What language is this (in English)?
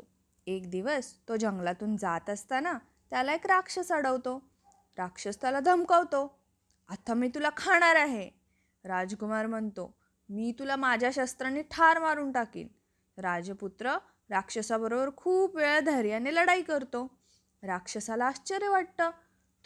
Marathi